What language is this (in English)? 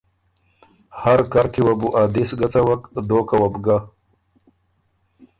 Ormuri